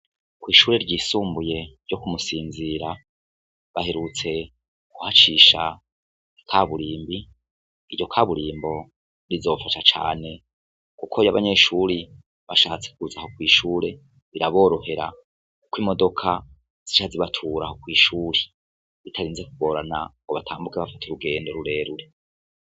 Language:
Rundi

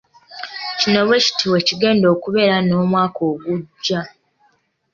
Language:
Ganda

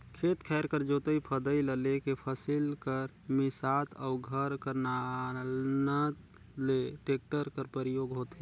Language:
Chhattisgarhi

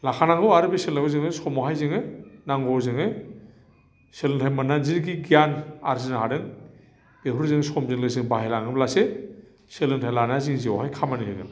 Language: Bodo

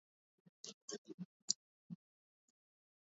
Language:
Swahili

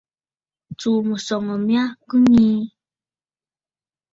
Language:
Bafut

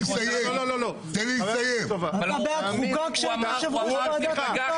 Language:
Hebrew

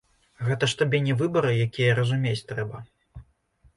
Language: Belarusian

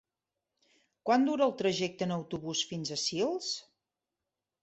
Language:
Catalan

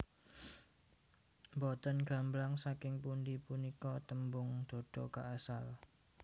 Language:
Javanese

